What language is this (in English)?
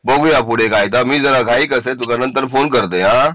Marathi